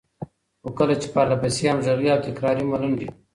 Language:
Pashto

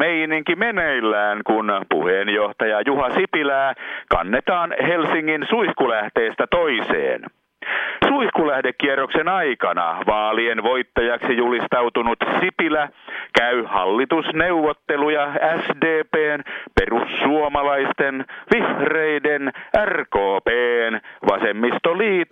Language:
Finnish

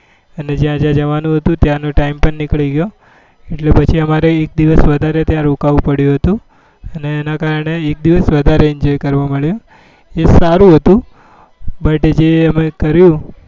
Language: Gujarati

